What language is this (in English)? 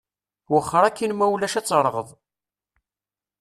Kabyle